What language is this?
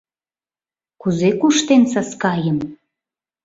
Mari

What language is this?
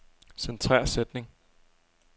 Danish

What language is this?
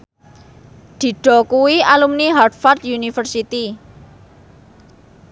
Javanese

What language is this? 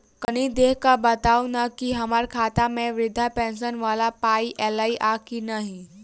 Maithili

